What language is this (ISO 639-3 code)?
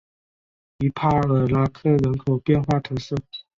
zho